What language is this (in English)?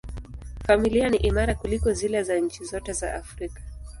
Swahili